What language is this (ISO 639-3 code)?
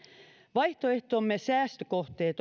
fin